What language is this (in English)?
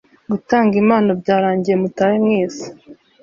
Kinyarwanda